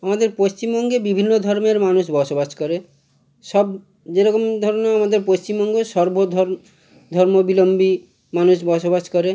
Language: Bangla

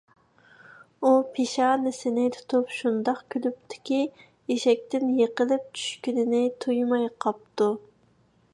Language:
Uyghur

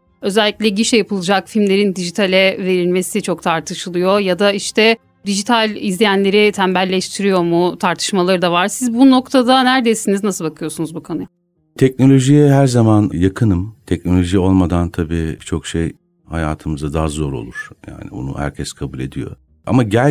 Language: Turkish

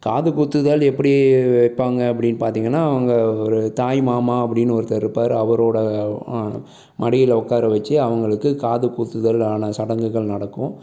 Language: Tamil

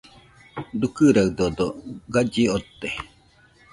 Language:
Nüpode Huitoto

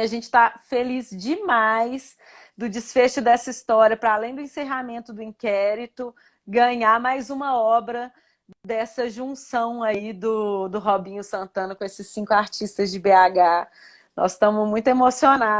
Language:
Portuguese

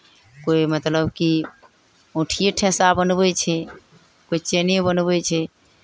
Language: Maithili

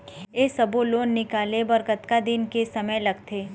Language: Chhattisgarhi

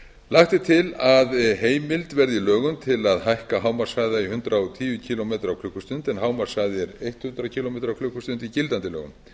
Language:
Icelandic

